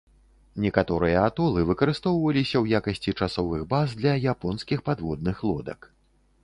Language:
Belarusian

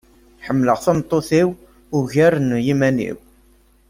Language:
Kabyle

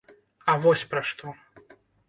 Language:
Belarusian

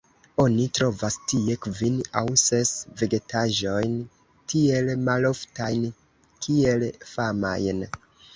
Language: Esperanto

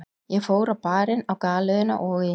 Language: Icelandic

